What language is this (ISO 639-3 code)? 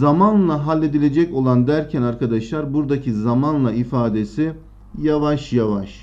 tur